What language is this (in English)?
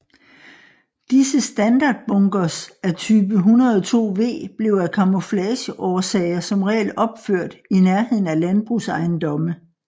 Danish